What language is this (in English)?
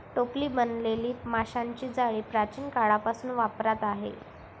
Marathi